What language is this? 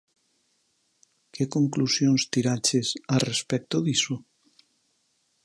Galician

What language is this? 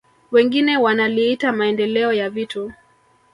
Swahili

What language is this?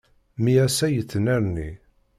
Kabyle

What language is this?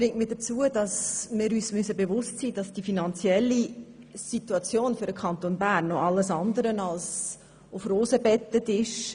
Swiss German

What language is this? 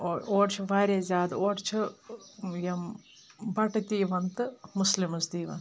Kashmiri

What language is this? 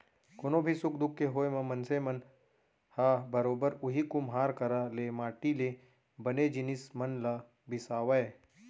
Chhattisgarhi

